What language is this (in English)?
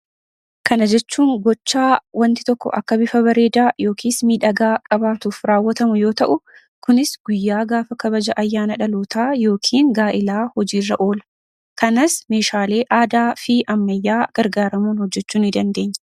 Oromo